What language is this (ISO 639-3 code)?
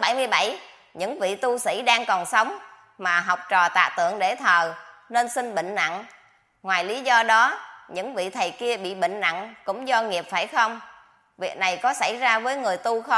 vie